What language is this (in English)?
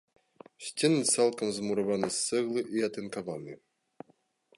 Belarusian